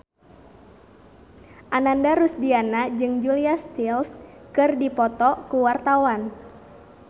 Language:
Sundanese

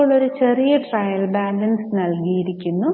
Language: Malayalam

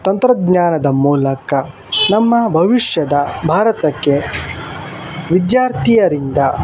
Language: Kannada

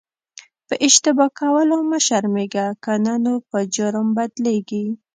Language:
Pashto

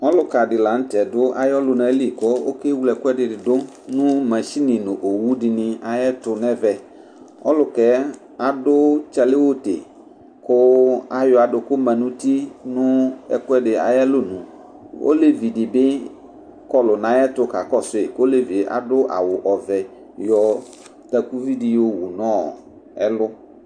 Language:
Ikposo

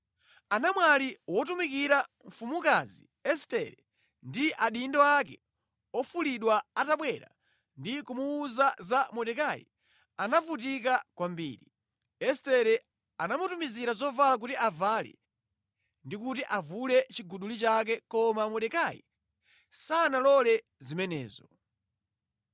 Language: Nyanja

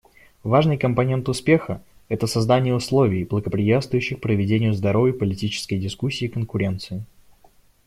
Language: Russian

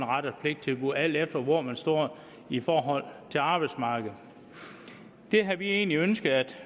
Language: Danish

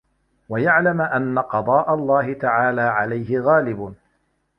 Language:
Arabic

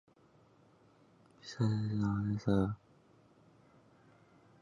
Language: Chinese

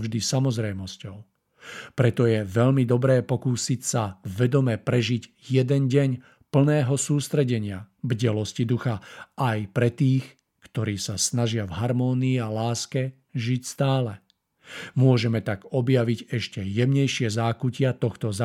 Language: Czech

